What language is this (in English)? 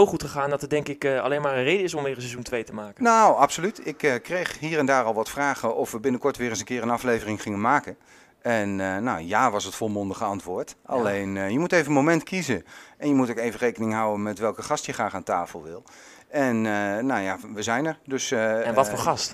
Dutch